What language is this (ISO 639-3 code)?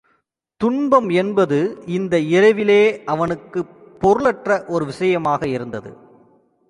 tam